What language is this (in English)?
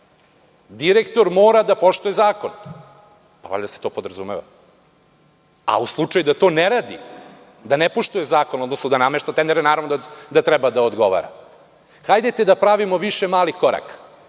Serbian